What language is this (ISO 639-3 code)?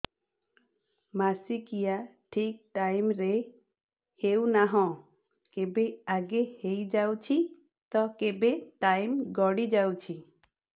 ori